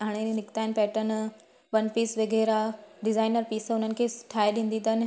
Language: Sindhi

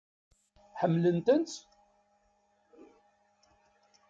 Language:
Kabyle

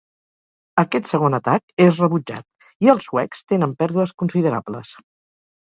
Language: Catalan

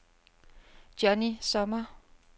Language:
Danish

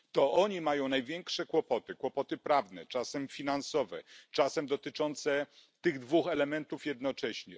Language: Polish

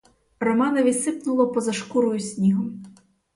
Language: Ukrainian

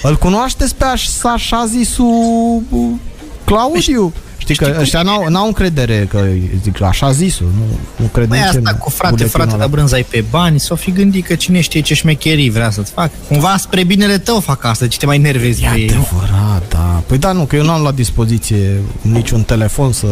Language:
Romanian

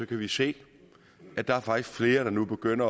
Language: Danish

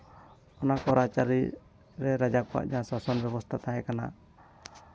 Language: Santali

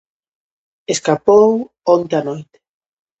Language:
Galician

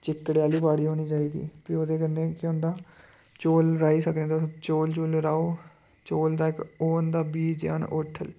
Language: Dogri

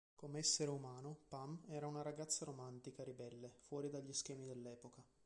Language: Italian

